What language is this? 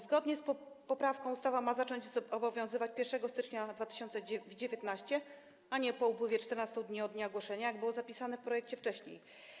Polish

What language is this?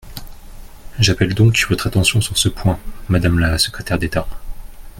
French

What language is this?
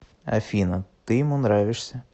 Russian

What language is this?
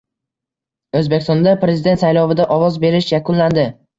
Uzbek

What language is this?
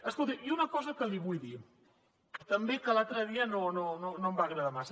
Catalan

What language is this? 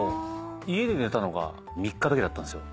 Japanese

